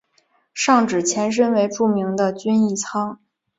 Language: Chinese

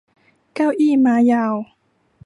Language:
Thai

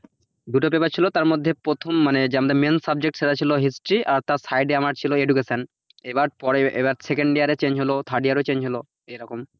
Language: Bangla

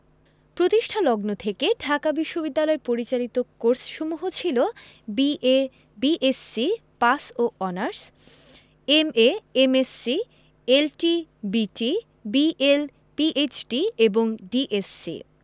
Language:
Bangla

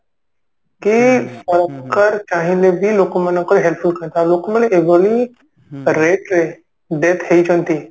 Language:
Odia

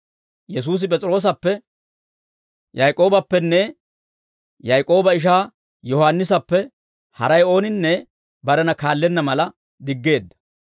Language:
Dawro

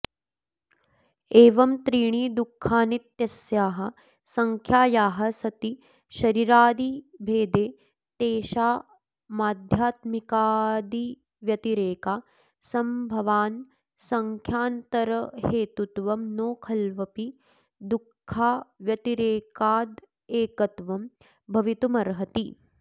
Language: Sanskrit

